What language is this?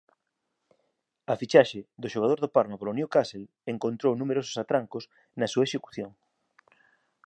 Galician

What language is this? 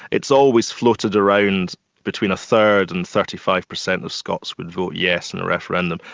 English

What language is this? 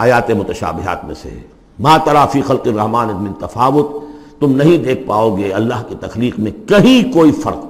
Urdu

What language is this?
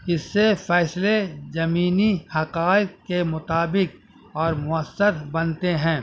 Urdu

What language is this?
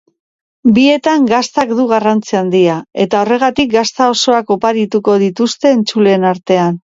Basque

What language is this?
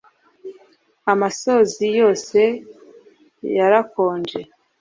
Kinyarwanda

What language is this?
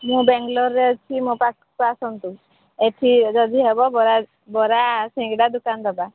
Odia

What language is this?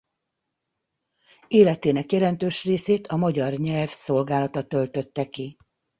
Hungarian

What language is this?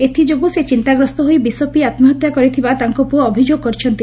Odia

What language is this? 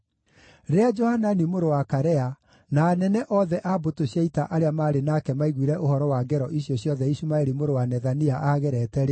Kikuyu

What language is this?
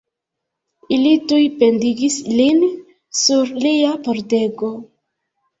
Esperanto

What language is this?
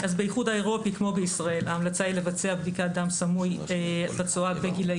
Hebrew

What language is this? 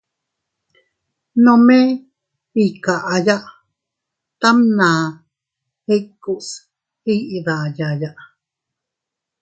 Teutila Cuicatec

